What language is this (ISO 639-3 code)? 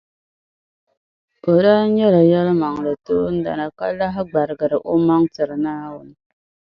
dag